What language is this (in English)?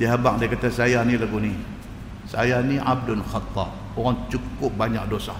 Malay